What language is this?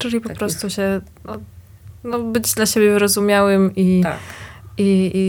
Polish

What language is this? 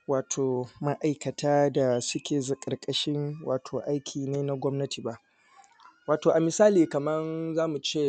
Hausa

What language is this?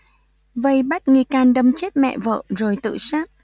Vietnamese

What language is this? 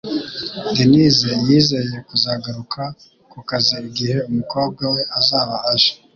Kinyarwanda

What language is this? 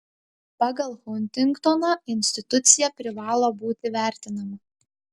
Lithuanian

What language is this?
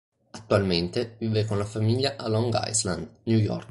Italian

